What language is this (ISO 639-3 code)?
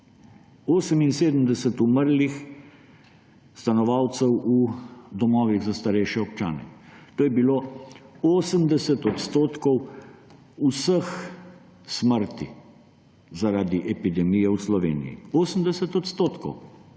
slv